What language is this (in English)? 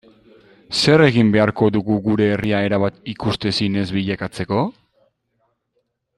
Basque